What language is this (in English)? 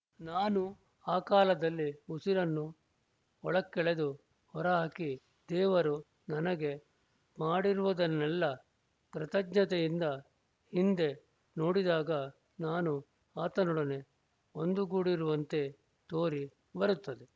Kannada